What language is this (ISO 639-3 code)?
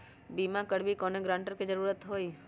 mag